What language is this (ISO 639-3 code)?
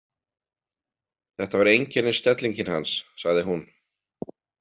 isl